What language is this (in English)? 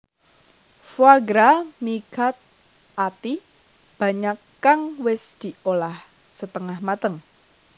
Javanese